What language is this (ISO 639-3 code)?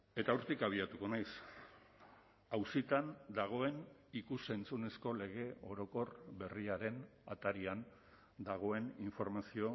eus